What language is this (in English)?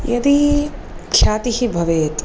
Sanskrit